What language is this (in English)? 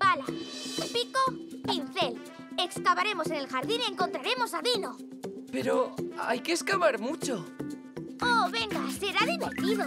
Spanish